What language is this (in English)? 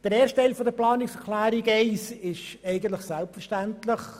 Swiss German